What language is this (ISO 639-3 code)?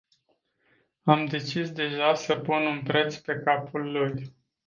ron